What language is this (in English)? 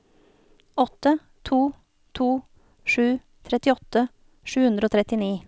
Norwegian